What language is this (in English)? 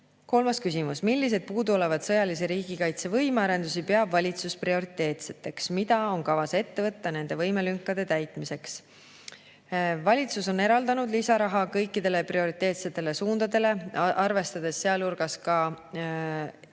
Estonian